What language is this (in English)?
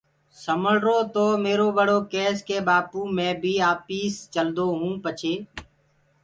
Gurgula